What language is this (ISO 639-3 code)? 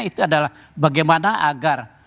ind